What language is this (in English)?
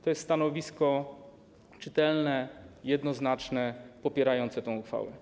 Polish